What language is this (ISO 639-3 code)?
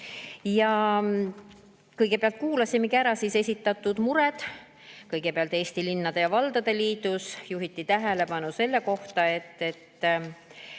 est